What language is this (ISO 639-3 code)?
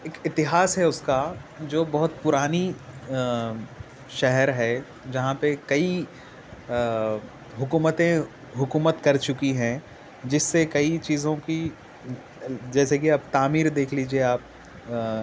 urd